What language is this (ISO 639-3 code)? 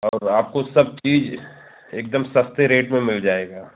hin